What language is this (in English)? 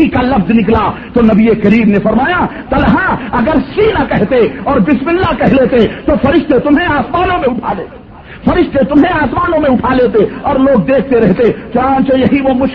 Urdu